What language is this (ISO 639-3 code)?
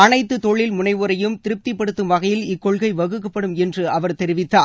tam